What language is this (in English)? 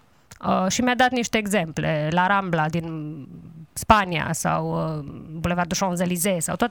Romanian